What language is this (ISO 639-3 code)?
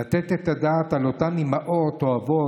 heb